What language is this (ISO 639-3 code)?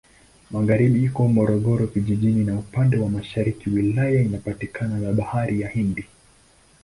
swa